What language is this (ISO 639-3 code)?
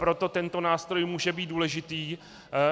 ces